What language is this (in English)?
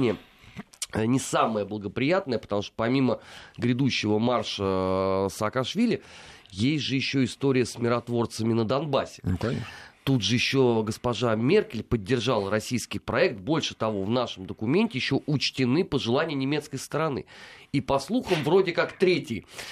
Russian